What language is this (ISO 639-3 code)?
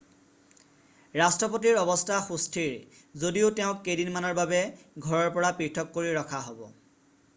asm